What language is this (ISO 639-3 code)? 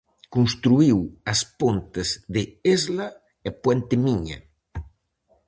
glg